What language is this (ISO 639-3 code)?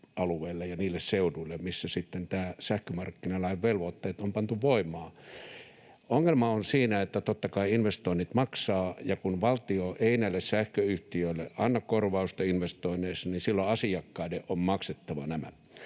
fin